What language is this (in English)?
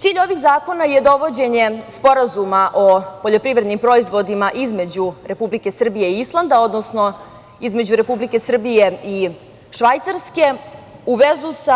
Serbian